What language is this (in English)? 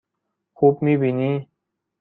Persian